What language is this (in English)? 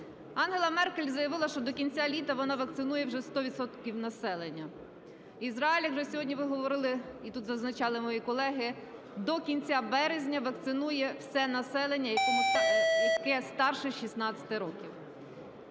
Ukrainian